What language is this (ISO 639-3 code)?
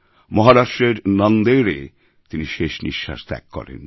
ben